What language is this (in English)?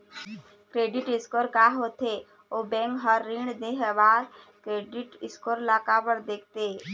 Chhattisgarhi